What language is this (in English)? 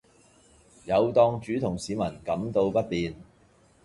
Cantonese